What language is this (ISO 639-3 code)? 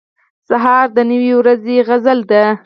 pus